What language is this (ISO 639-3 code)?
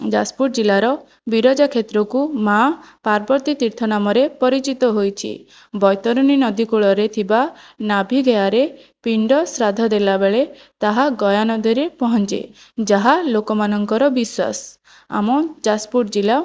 ori